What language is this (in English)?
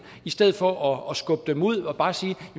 Danish